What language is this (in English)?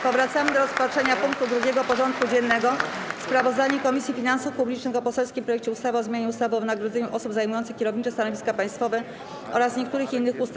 Polish